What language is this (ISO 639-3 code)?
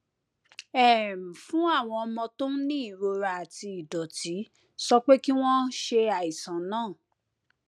yor